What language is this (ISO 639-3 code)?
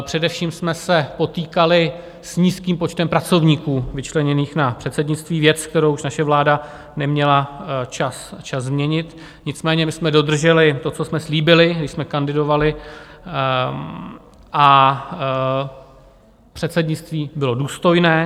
ces